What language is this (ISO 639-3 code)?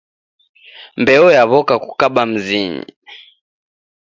dav